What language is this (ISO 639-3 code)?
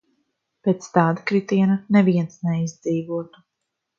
lav